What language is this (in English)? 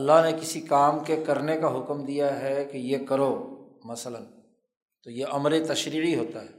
Urdu